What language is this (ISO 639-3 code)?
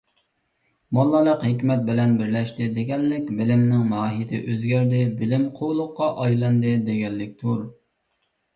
uig